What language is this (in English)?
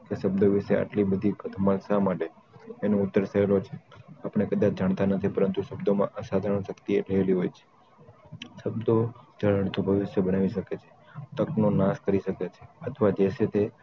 Gujarati